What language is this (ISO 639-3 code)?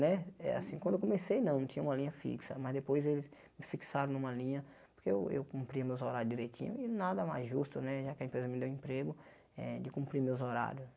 por